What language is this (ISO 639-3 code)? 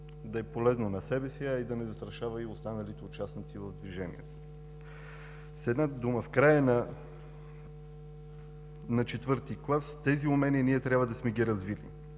bul